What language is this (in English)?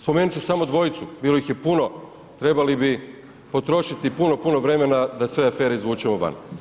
Croatian